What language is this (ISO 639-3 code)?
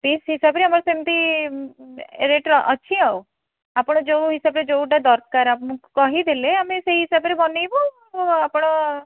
ori